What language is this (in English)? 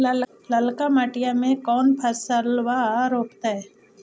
Magahi